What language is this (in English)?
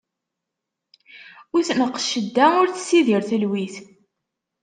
Kabyle